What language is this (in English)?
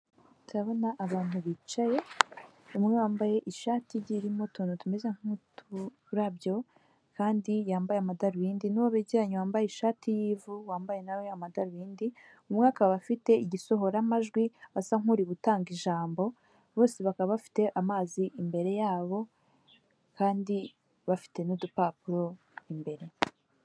Kinyarwanda